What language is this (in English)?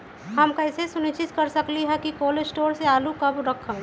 Magahi